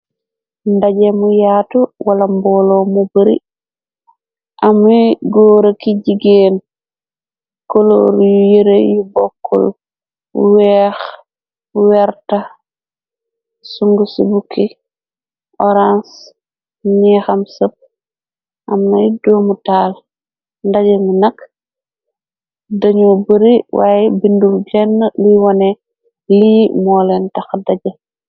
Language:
Wolof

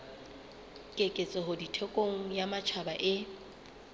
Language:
Southern Sotho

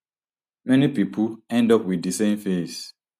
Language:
Nigerian Pidgin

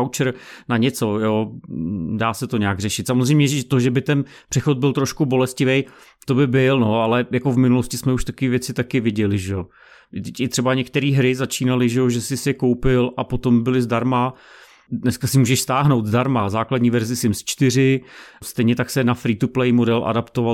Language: Czech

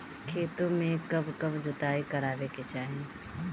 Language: Bhojpuri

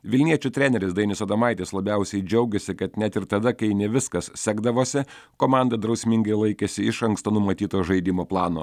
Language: Lithuanian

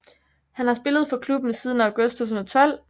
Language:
Danish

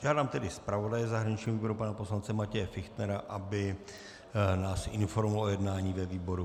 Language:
Czech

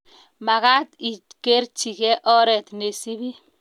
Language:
Kalenjin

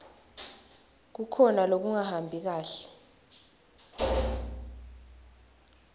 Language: Swati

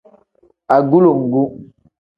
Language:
Tem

